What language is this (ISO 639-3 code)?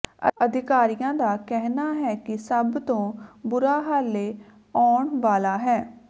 pan